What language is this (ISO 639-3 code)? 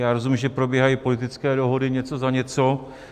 ces